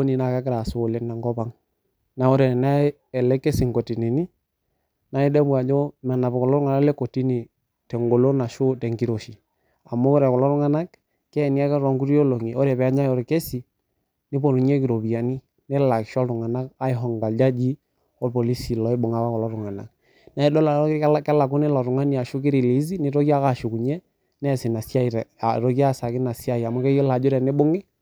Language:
Masai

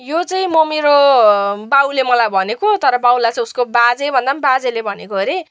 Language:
Nepali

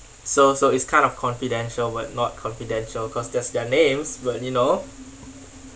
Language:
English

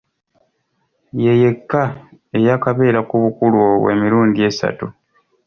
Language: Ganda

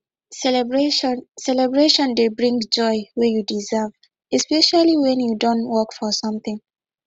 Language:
Nigerian Pidgin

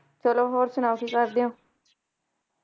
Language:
Punjabi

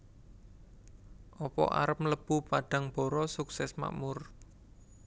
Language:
Javanese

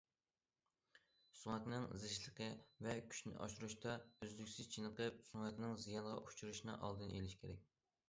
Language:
Uyghur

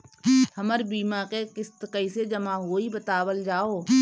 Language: Bhojpuri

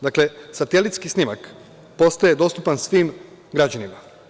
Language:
Serbian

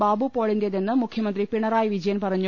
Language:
Malayalam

